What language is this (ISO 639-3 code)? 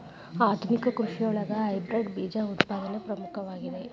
kan